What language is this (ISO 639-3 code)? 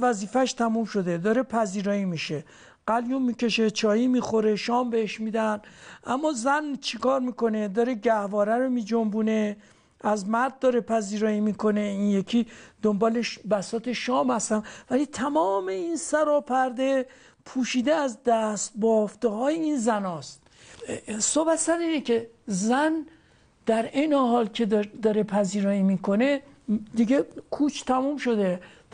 fas